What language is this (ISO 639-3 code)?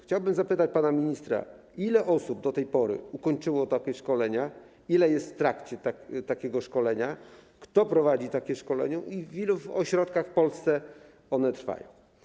pol